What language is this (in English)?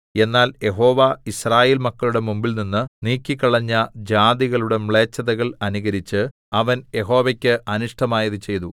Malayalam